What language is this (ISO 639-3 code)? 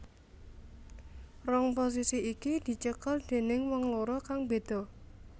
jav